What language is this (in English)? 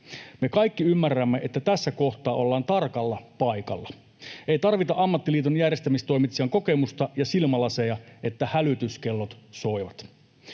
Finnish